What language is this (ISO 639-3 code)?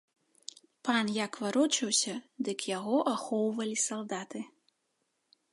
bel